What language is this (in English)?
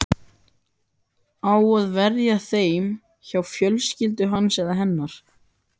Icelandic